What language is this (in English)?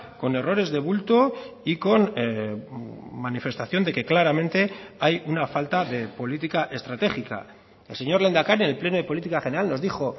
Spanish